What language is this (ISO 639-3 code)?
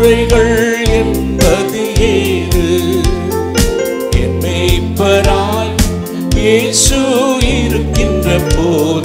ron